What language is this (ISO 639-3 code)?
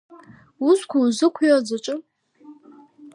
abk